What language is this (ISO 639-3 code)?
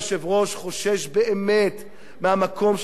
heb